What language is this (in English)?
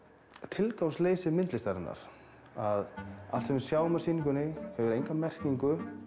Icelandic